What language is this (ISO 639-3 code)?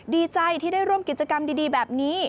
tha